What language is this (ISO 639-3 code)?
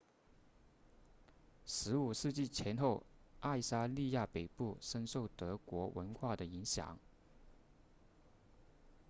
zho